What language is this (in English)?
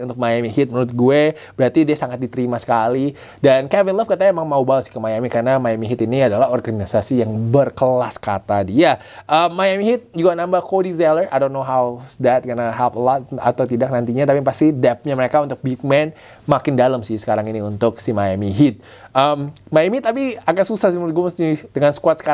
Indonesian